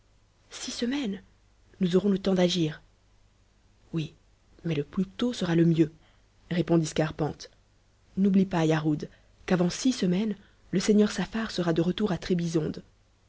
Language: French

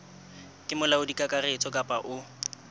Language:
Southern Sotho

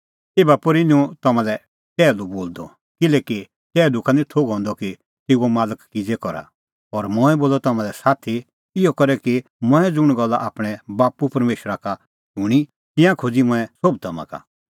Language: Kullu Pahari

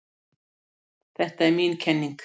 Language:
Icelandic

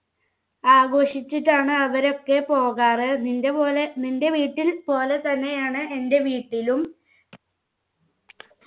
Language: Malayalam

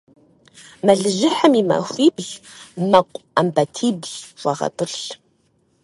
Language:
Kabardian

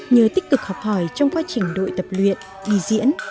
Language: Vietnamese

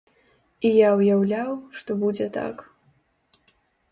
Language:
Belarusian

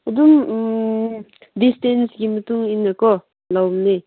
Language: Manipuri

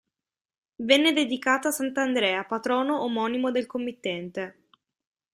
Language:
Italian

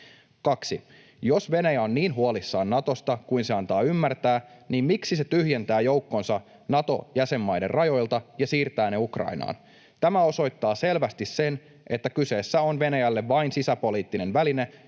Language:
Finnish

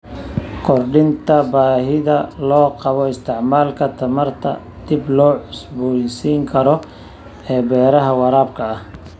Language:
Somali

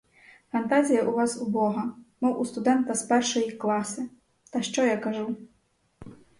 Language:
Ukrainian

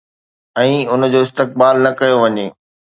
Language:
Sindhi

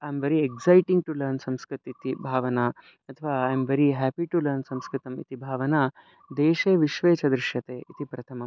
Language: Sanskrit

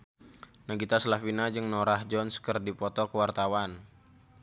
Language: Sundanese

